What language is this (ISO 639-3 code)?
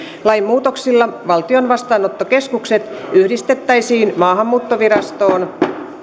fin